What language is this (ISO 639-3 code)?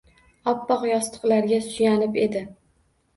uzb